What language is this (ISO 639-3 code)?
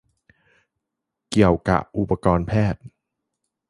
tha